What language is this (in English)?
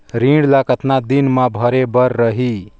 Chhattisgarhi